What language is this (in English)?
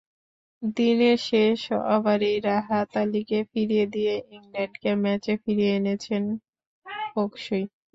Bangla